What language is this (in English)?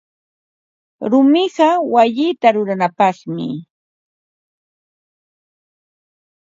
Ambo-Pasco Quechua